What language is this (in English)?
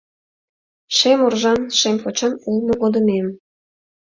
Mari